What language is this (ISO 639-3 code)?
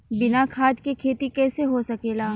bho